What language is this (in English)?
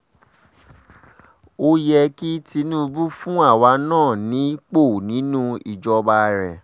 Yoruba